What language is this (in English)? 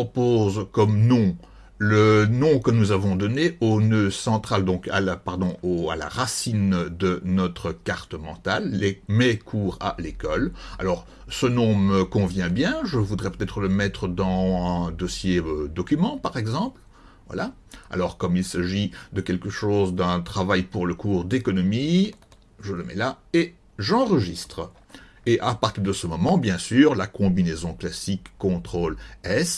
French